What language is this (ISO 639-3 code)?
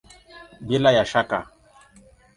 swa